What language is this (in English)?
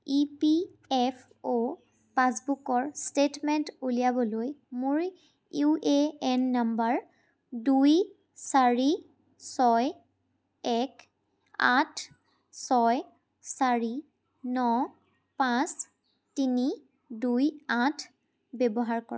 Assamese